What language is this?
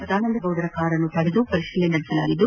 Kannada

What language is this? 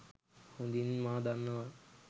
Sinhala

